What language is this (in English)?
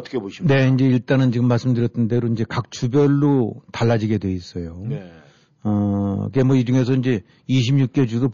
Korean